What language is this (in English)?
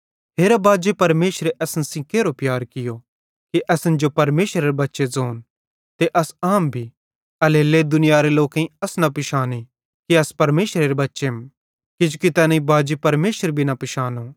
Bhadrawahi